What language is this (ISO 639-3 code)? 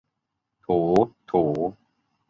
tha